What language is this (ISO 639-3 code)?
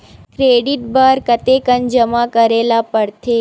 hne